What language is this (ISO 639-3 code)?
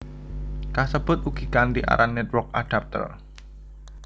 jav